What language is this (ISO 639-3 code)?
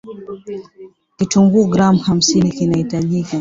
swa